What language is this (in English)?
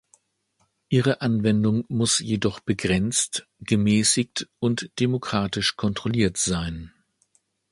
German